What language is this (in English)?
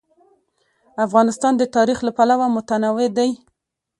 Pashto